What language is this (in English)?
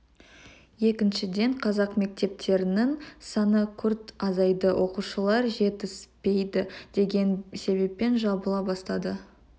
Kazakh